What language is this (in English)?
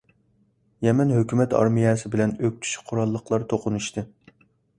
Uyghur